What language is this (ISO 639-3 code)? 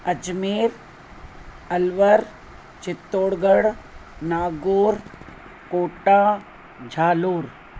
snd